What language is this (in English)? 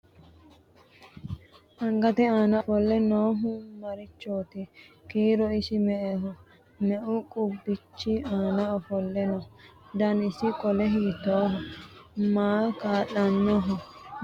Sidamo